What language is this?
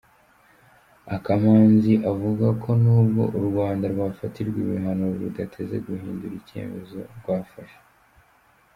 Kinyarwanda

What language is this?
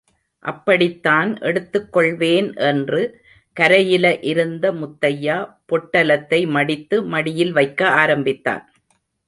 Tamil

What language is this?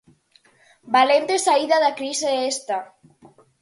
Galician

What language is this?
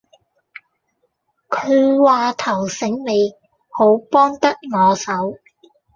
Cantonese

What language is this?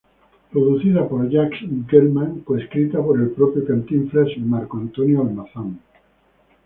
Spanish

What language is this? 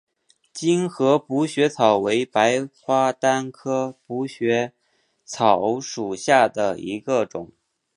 Chinese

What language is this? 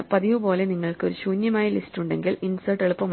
Malayalam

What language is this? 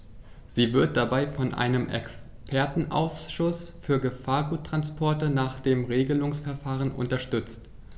German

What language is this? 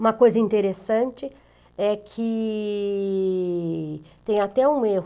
Portuguese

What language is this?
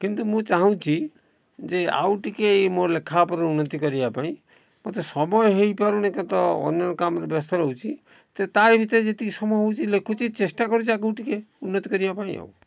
Odia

